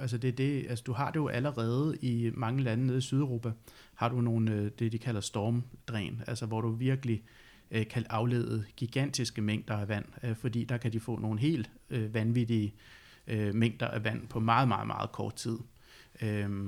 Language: Danish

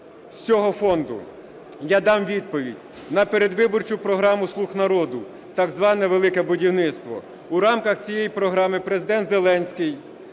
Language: Ukrainian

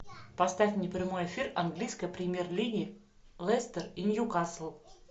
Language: Russian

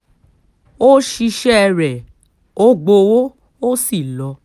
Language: Yoruba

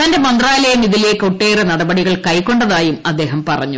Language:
Malayalam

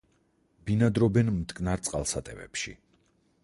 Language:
Georgian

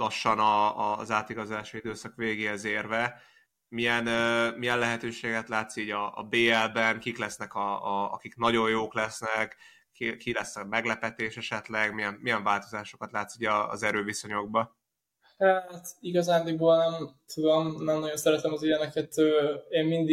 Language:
Hungarian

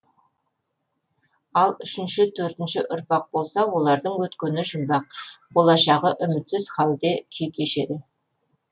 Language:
Kazakh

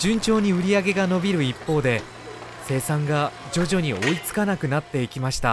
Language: Japanese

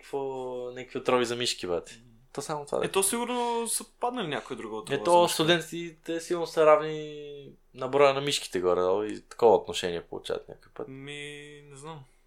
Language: Bulgarian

